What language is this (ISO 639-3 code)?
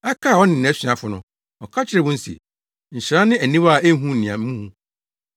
aka